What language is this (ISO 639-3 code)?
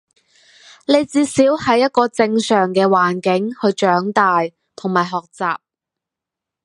yue